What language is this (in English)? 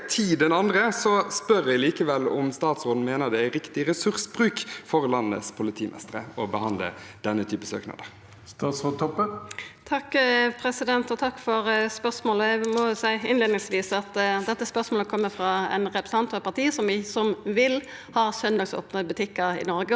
Norwegian